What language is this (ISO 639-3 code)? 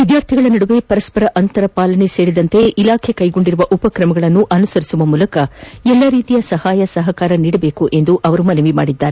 kan